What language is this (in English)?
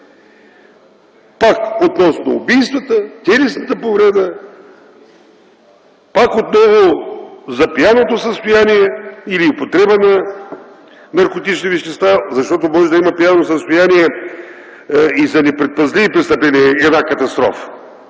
Bulgarian